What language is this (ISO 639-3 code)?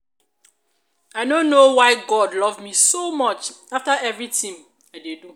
pcm